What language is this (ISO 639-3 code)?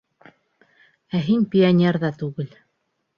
bak